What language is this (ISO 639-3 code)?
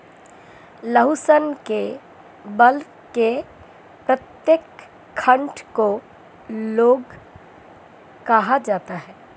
hin